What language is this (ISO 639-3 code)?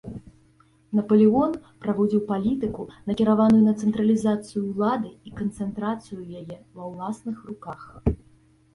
bel